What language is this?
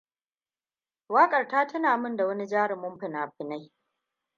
Hausa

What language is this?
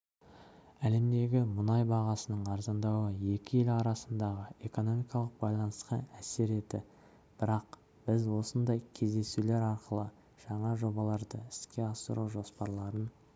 Kazakh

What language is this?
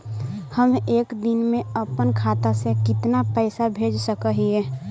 Magahi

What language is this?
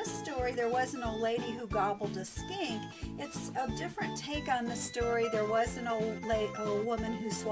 English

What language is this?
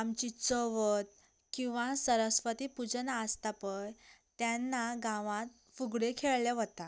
Konkani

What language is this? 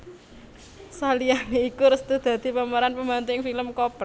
Javanese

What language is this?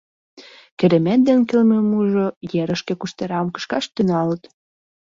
Mari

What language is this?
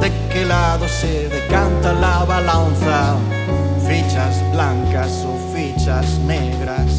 Italian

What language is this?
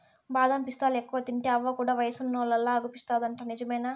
Telugu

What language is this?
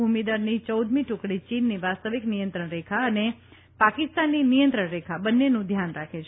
Gujarati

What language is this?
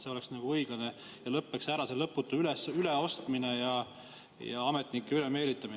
Estonian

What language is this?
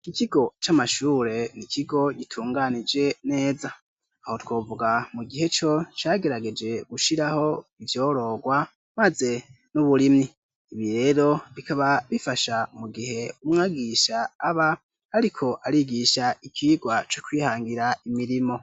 Rundi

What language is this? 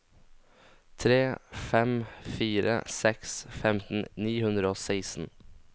Norwegian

